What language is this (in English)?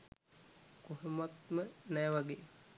Sinhala